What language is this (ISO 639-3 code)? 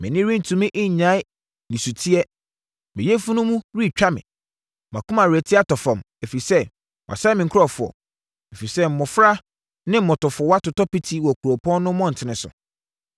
aka